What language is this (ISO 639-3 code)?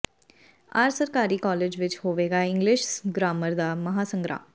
pan